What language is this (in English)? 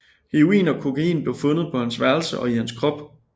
Danish